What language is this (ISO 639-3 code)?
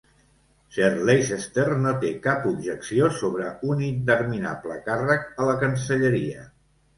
cat